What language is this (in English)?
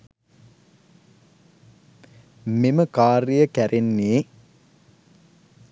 Sinhala